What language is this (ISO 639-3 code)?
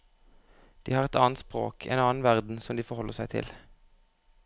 nor